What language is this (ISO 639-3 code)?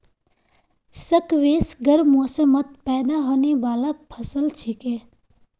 mag